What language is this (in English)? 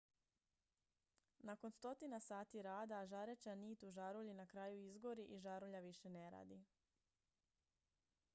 Croatian